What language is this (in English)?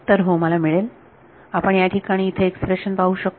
Marathi